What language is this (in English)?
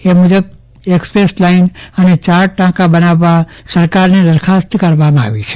Gujarati